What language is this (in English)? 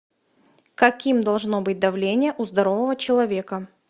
Russian